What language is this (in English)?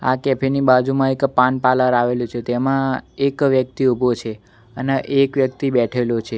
Gujarati